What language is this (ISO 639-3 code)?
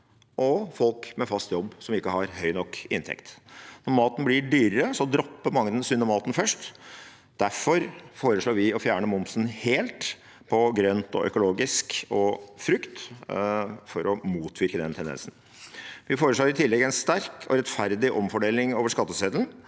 nor